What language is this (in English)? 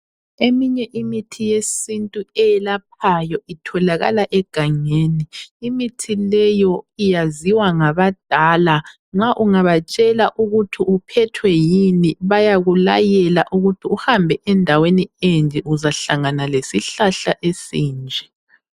North Ndebele